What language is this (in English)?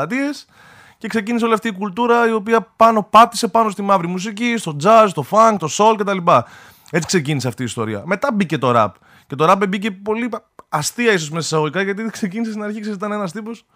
Greek